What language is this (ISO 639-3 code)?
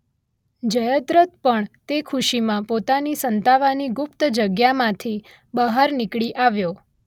guj